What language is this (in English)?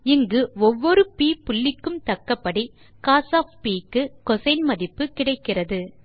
Tamil